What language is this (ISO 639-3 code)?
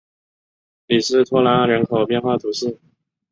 zho